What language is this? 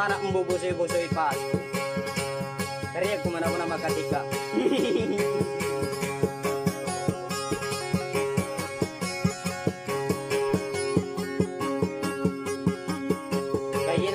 Indonesian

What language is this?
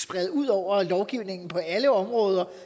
Danish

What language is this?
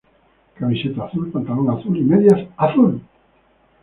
Spanish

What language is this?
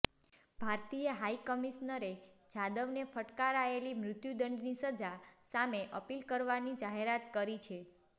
Gujarati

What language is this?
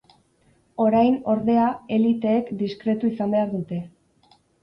Basque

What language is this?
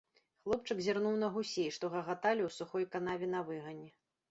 Belarusian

